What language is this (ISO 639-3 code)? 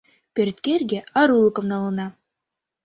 chm